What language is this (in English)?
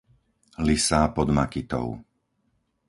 Slovak